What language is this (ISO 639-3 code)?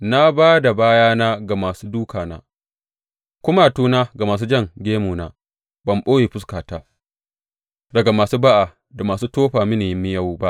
hau